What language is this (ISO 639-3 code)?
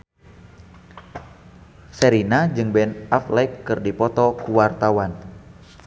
sun